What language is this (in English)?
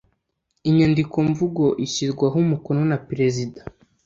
Kinyarwanda